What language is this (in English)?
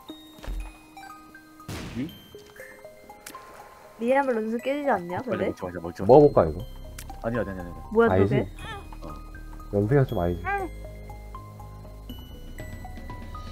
Korean